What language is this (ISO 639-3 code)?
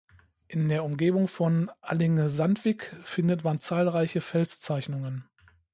deu